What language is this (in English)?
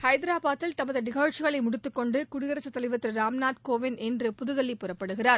Tamil